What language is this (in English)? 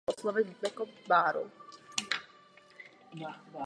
Czech